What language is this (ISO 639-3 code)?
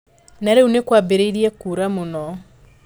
kik